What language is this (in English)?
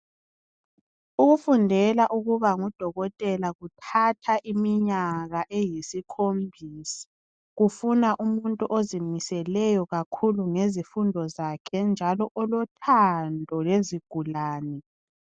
North Ndebele